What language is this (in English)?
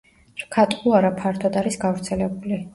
Georgian